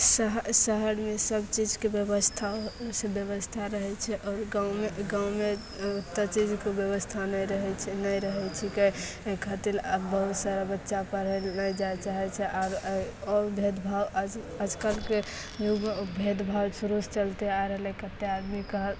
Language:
Maithili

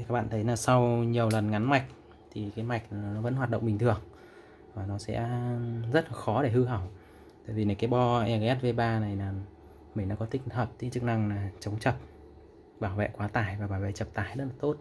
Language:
Vietnamese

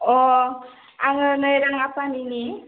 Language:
Bodo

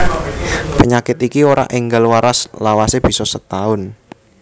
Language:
Javanese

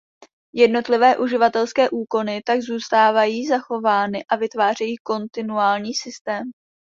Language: Czech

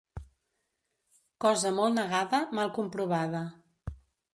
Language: Catalan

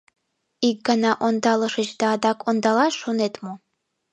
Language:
Mari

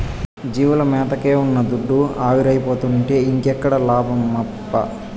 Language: Telugu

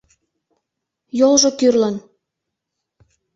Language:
Mari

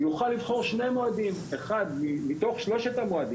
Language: Hebrew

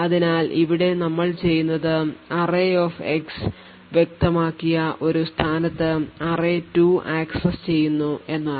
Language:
Malayalam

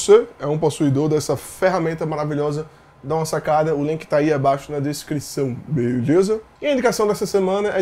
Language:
Portuguese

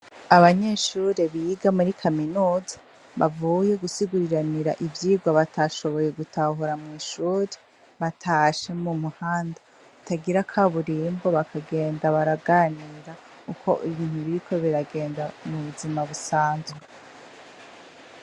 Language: Rundi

